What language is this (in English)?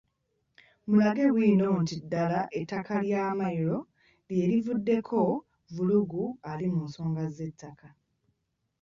Ganda